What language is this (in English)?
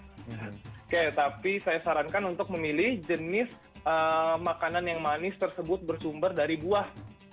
Indonesian